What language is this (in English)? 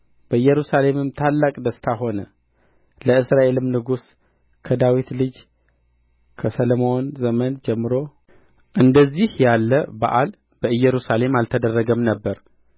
Amharic